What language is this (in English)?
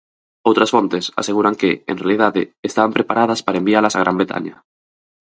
Galician